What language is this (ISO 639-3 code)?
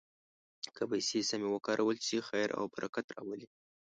pus